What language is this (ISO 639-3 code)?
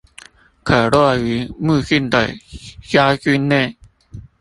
zho